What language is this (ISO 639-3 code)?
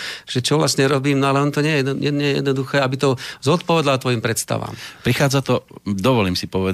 slk